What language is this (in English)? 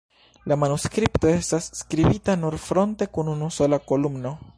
Esperanto